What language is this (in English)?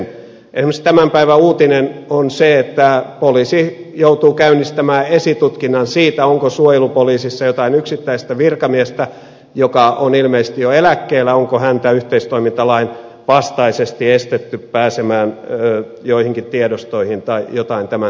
Finnish